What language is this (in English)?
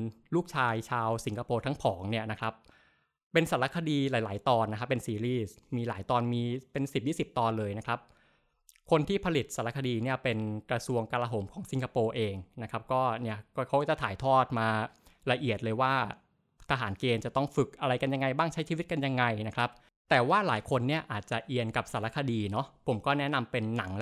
Thai